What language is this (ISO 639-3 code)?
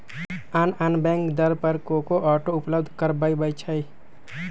mag